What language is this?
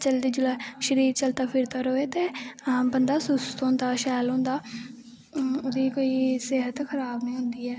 Dogri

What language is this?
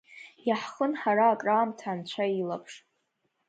Abkhazian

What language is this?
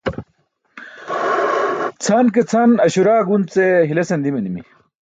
Burushaski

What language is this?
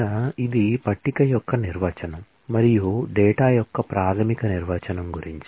Telugu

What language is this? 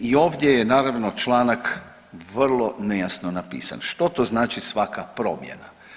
Croatian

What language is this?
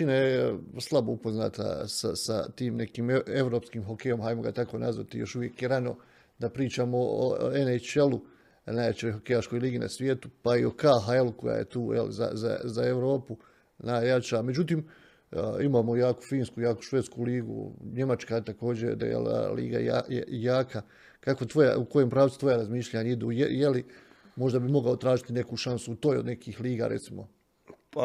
Croatian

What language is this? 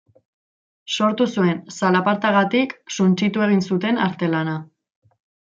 Basque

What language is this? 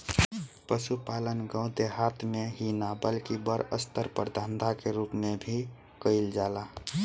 Bhojpuri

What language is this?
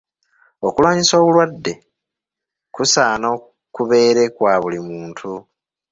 Ganda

